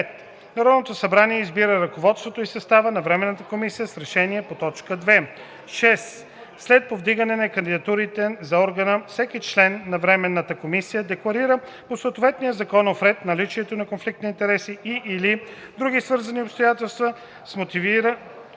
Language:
Bulgarian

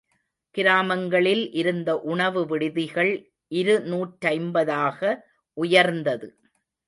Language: Tamil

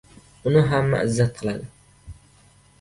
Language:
Uzbek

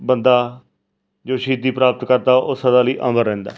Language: Punjabi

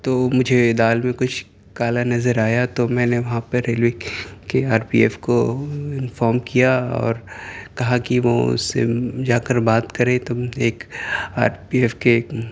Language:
Urdu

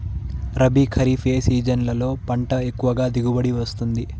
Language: Telugu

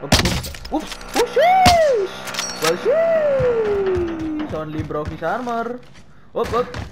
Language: Indonesian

